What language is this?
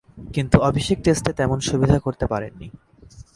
Bangla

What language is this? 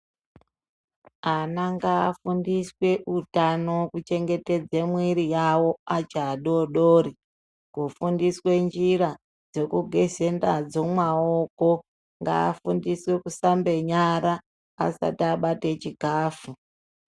Ndau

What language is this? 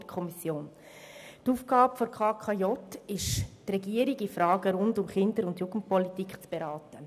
Swiss German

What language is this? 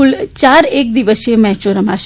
Gujarati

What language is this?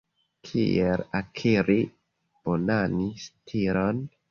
Esperanto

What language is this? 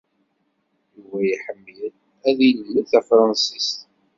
Kabyle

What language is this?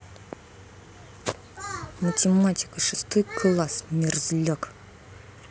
Russian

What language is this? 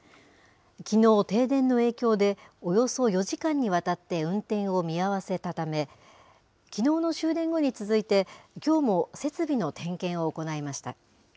Japanese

